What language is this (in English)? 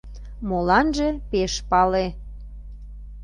Mari